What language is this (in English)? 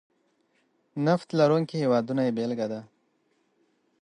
Pashto